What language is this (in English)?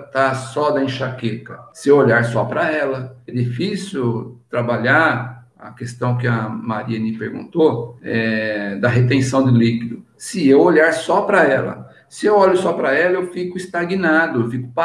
Portuguese